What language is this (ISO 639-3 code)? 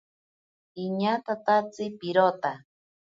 prq